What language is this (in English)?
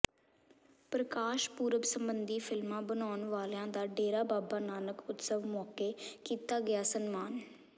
Punjabi